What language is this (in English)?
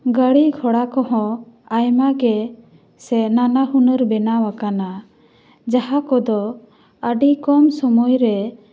Santali